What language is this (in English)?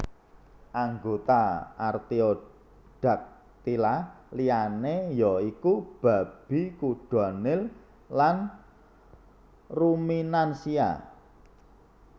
Javanese